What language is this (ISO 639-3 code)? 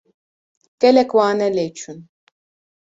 kur